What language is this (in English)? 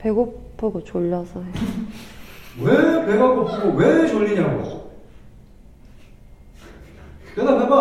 Korean